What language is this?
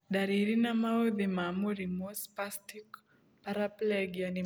Kikuyu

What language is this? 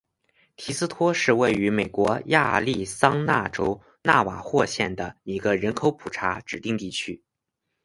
Chinese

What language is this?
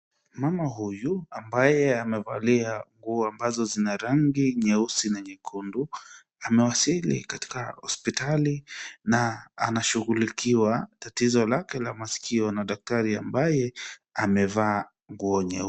Swahili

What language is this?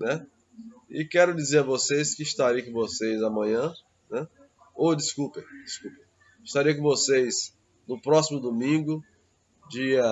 Portuguese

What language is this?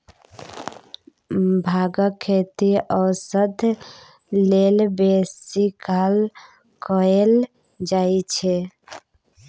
Maithili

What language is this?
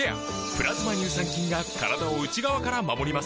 Japanese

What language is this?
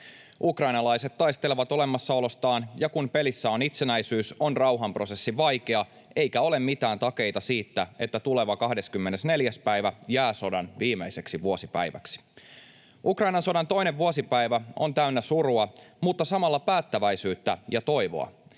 Finnish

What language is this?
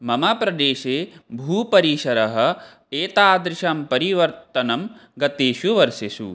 Sanskrit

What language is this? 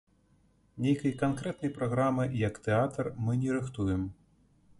Belarusian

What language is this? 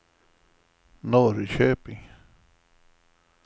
Swedish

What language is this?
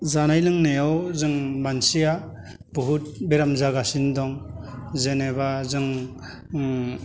Bodo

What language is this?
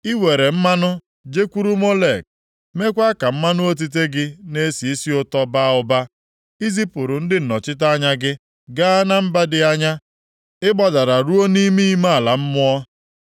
Igbo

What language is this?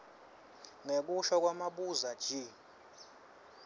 Swati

